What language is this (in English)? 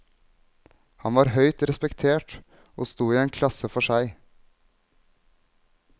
Norwegian